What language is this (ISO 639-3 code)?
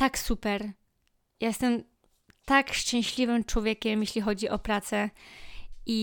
pol